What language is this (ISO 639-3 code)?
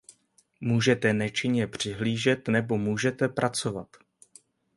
ces